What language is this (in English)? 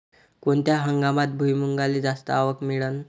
Marathi